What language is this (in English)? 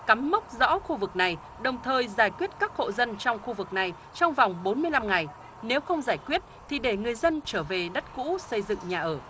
Vietnamese